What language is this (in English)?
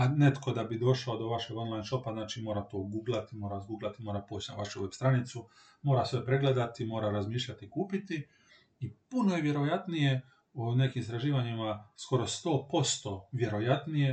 Croatian